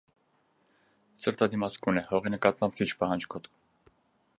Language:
Armenian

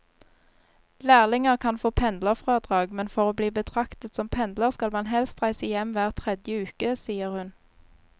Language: Norwegian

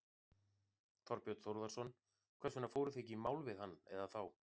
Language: Icelandic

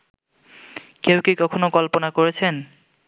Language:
Bangla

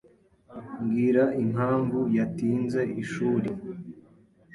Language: Kinyarwanda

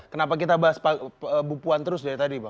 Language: Indonesian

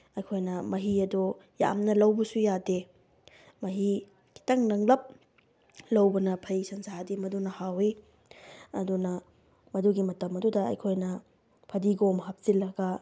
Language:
Manipuri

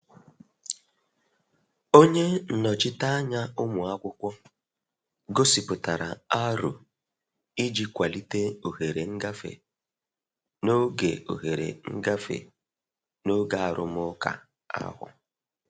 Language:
Igbo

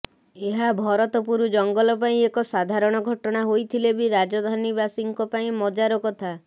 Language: Odia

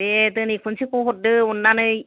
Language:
Bodo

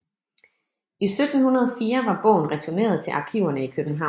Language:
Danish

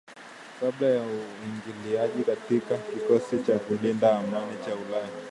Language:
Swahili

